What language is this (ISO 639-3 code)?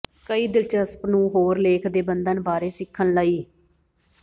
pan